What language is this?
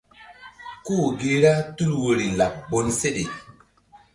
Mbum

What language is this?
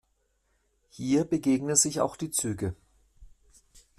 German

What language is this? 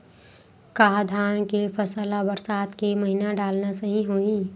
Chhattisgarhi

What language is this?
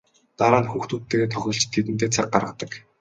Mongolian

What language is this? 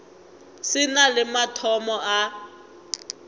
Northern Sotho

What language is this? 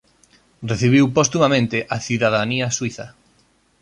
Galician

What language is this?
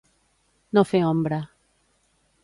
Catalan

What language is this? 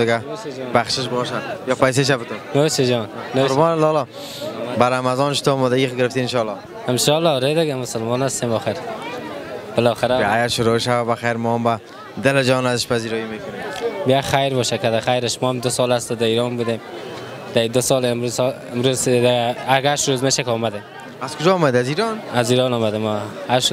Persian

